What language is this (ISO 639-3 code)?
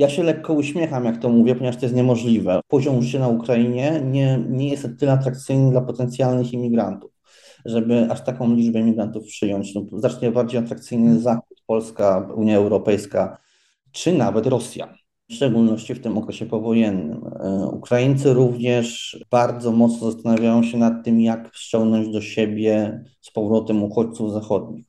pol